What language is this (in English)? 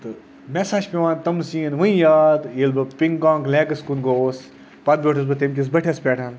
Kashmiri